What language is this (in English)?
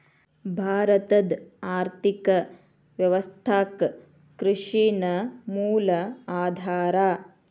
Kannada